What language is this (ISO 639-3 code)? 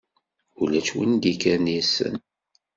kab